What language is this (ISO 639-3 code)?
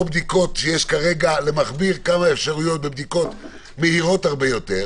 heb